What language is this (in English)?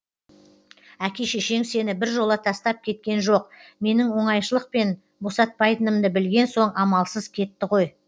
Kazakh